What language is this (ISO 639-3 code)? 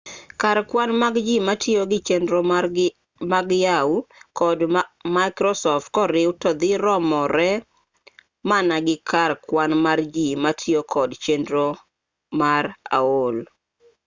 luo